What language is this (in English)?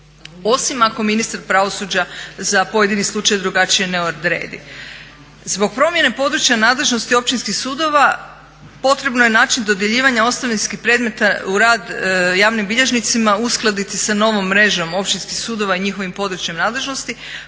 Croatian